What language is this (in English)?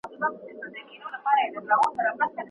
Pashto